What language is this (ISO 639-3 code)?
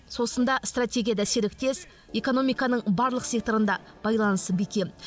kaz